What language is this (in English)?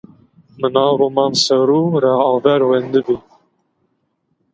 Zaza